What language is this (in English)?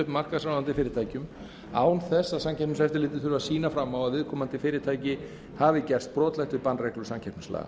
Icelandic